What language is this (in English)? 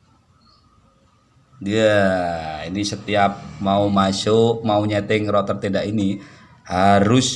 Indonesian